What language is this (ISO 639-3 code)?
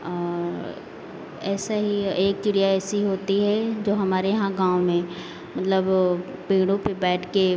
hin